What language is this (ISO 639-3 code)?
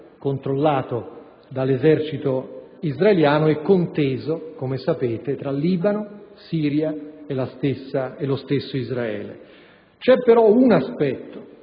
ita